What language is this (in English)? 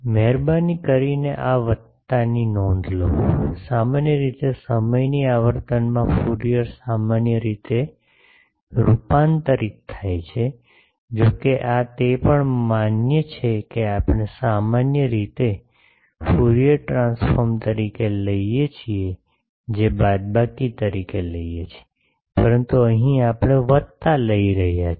Gujarati